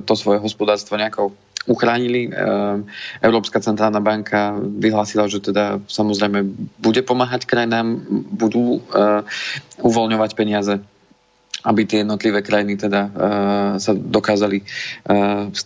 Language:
Slovak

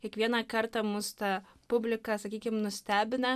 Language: Lithuanian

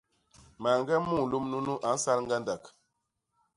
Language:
Basaa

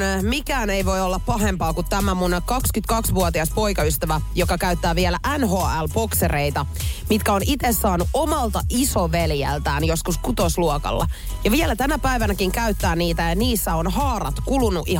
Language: Finnish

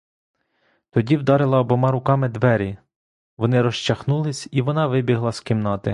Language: Ukrainian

